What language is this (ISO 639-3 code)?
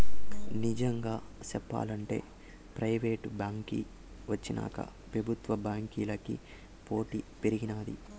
tel